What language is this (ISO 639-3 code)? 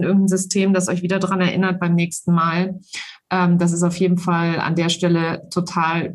deu